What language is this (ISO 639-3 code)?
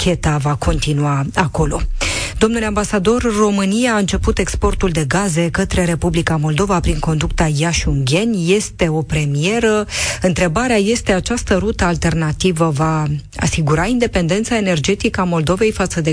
ron